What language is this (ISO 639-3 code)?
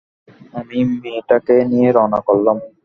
ben